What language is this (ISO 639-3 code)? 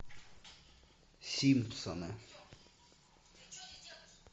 rus